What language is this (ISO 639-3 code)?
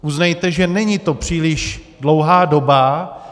ces